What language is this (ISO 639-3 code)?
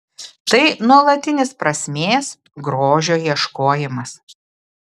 lit